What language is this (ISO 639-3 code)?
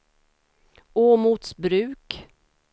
swe